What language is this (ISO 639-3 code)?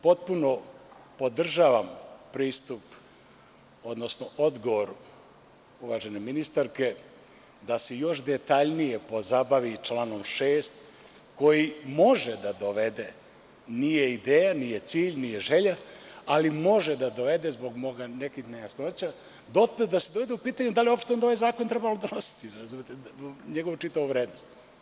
srp